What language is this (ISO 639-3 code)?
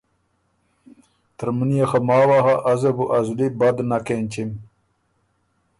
oru